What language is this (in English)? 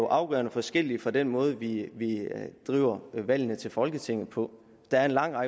Danish